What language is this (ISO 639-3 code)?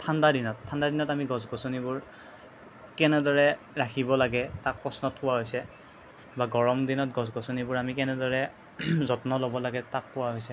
asm